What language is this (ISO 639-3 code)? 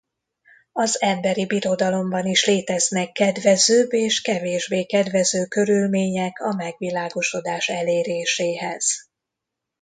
hun